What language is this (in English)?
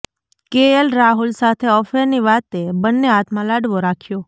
Gujarati